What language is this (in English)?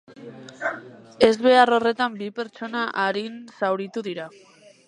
Basque